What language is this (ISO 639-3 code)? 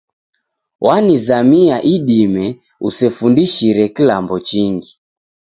dav